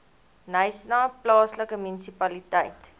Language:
Afrikaans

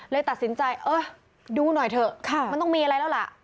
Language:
Thai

